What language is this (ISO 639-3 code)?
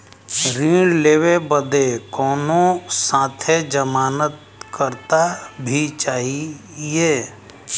bho